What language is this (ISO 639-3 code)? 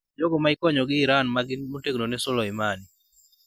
luo